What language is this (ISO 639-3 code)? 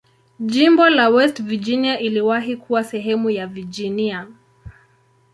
swa